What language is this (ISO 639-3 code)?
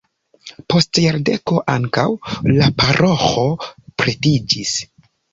epo